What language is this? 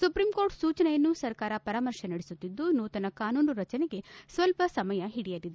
Kannada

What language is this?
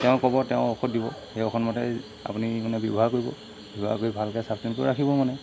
Assamese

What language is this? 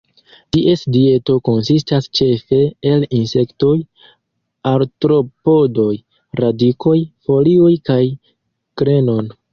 Esperanto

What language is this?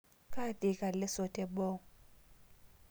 Masai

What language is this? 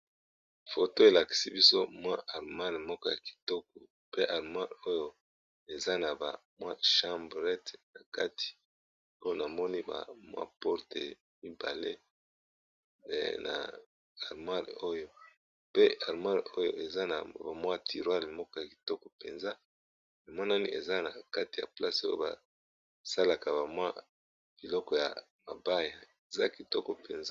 Lingala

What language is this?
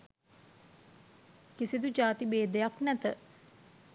Sinhala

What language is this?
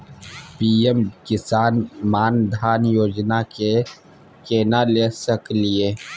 Maithili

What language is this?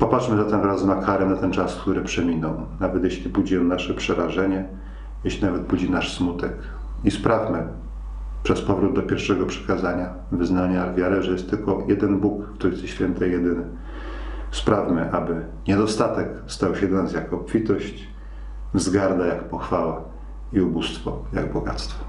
Polish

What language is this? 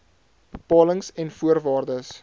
Afrikaans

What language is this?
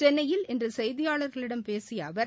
Tamil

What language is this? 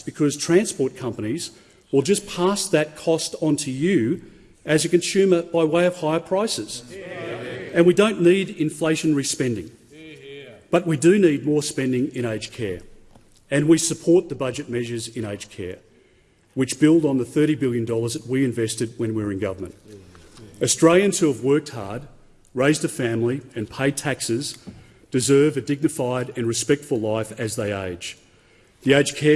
English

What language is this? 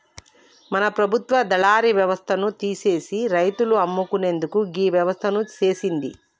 Telugu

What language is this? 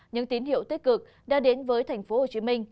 Vietnamese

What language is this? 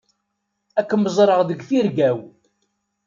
Kabyle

